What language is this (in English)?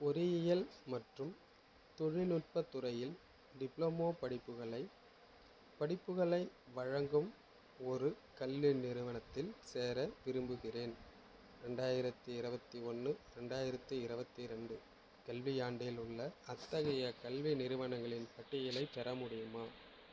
Tamil